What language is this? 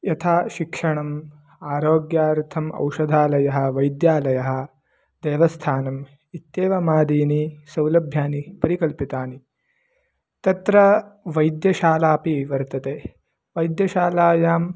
Sanskrit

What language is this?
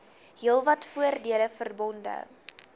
Afrikaans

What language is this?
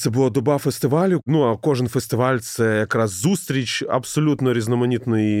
Ukrainian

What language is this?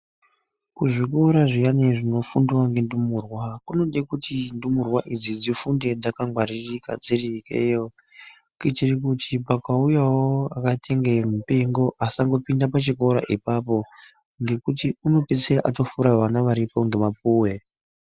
Ndau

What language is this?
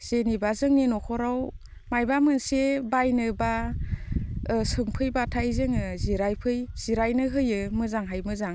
Bodo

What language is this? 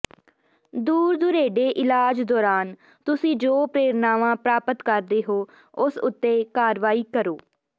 Punjabi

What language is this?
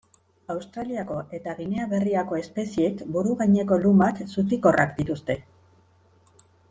Basque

